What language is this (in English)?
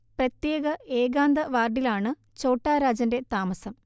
Malayalam